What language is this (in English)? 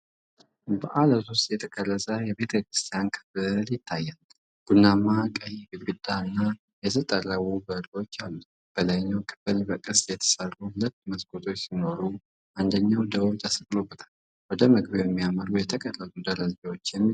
Amharic